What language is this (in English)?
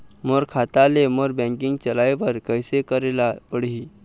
Chhattisgarhi